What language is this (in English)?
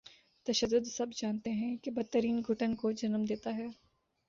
Urdu